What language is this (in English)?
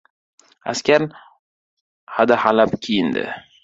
Uzbek